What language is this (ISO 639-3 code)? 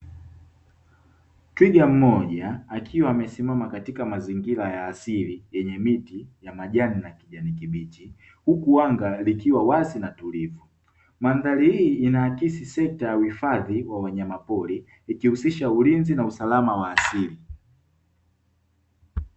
swa